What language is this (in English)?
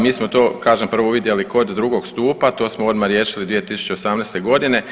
Croatian